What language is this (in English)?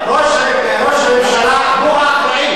Hebrew